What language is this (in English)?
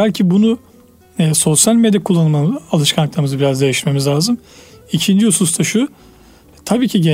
Turkish